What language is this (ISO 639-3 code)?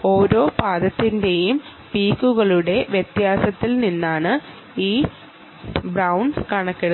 mal